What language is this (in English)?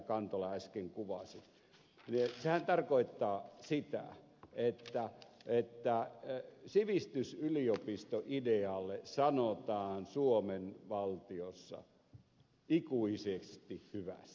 Finnish